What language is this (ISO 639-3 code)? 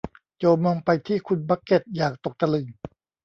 tha